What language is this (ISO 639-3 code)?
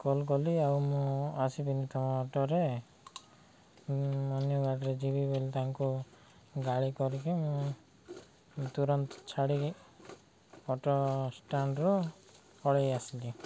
ori